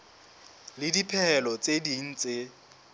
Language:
Southern Sotho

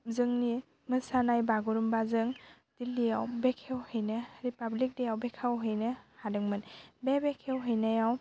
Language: Bodo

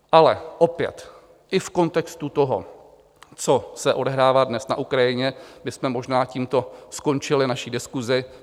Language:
Czech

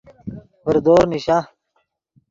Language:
Yidgha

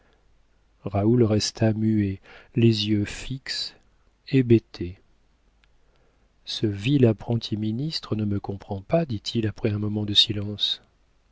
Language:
French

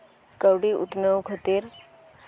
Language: Santali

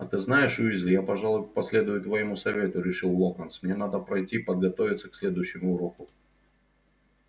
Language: Russian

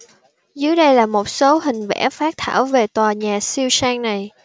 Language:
Vietnamese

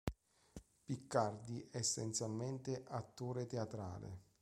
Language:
Italian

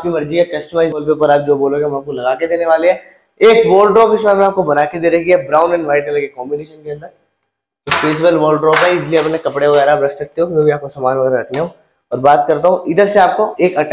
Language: Hindi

